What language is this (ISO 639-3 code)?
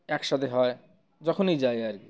ben